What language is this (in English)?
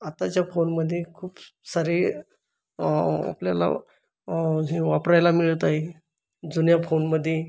Marathi